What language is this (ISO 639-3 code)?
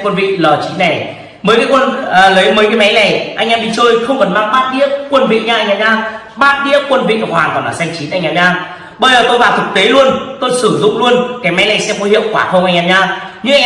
vie